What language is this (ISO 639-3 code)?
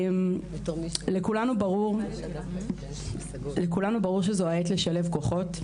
heb